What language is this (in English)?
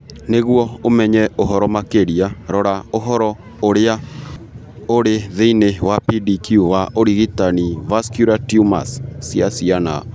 Kikuyu